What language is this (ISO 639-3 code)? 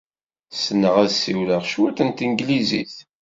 kab